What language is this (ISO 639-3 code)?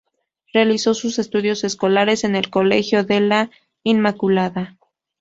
spa